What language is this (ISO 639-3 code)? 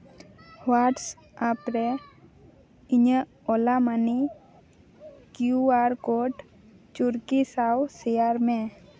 sat